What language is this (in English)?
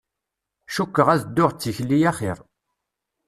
Kabyle